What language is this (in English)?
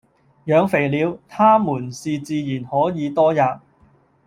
Cantonese